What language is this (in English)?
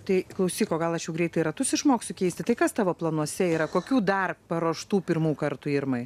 Lithuanian